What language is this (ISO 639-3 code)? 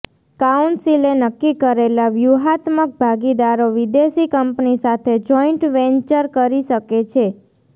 guj